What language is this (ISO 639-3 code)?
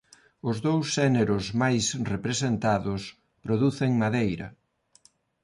glg